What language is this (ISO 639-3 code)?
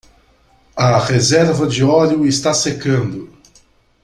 por